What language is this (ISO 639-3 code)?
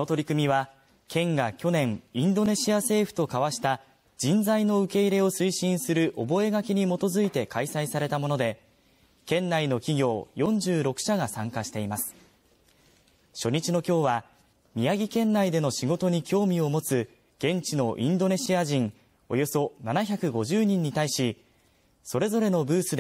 jpn